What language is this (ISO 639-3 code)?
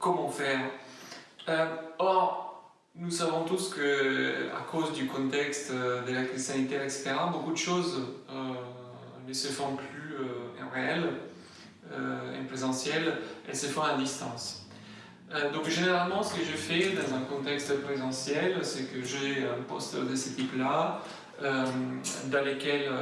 fra